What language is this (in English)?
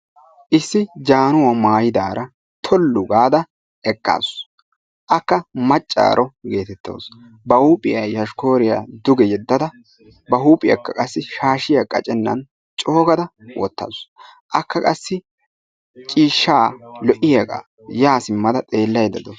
Wolaytta